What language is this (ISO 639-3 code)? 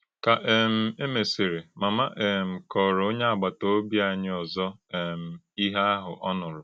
ibo